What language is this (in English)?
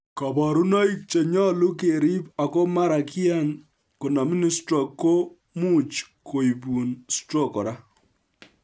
Kalenjin